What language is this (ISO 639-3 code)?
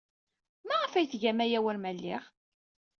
kab